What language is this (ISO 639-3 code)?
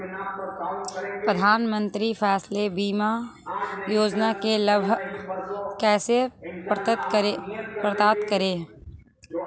hin